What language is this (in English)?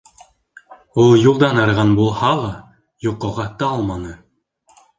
Bashkir